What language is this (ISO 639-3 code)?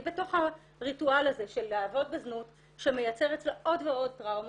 heb